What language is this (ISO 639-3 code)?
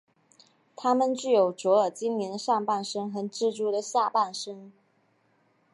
zho